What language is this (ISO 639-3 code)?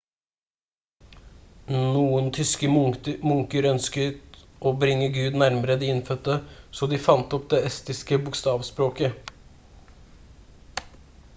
nob